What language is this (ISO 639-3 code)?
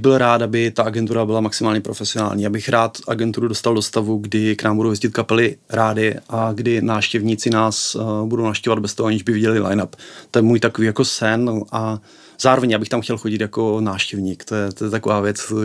ces